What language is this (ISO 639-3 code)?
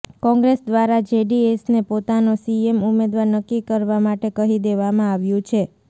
guj